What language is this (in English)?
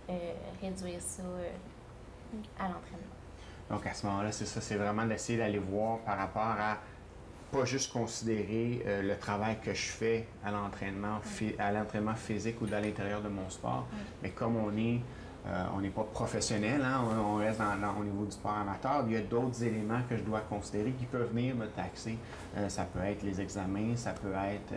French